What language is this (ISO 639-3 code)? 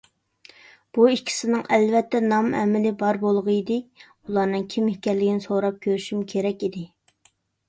uig